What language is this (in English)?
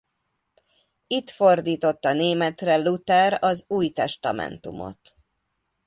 Hungarian